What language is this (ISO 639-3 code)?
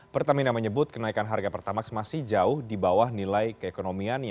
ind